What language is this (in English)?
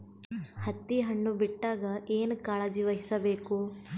Kannada